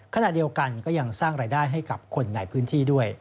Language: Thai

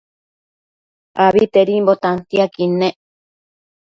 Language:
Matsés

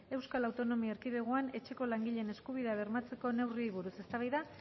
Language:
Basque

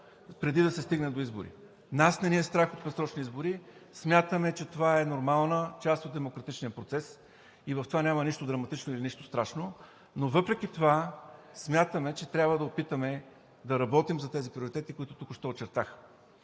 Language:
Bulgarian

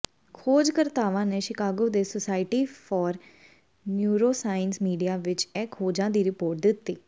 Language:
Punjabi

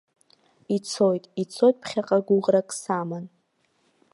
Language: Abkhazian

